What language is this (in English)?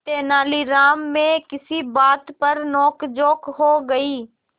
Hindi